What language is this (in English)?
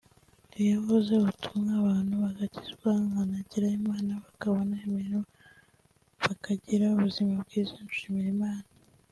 Kinyarwanda